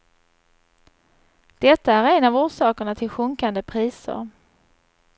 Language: Swedish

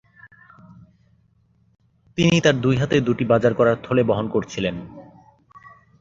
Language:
Bangla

